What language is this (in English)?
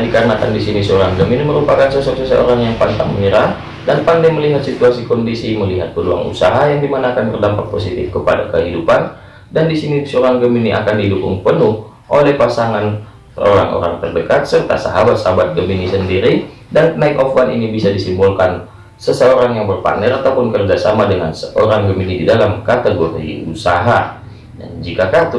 Indonesian